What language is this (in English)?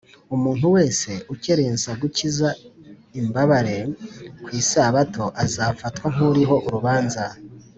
Kinyarwanda